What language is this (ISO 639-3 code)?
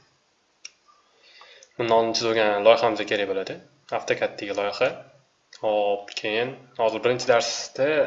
tur